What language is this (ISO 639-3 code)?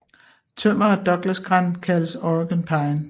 dan